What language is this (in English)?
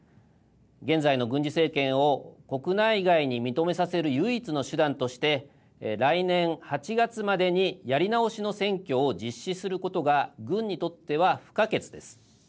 Japanese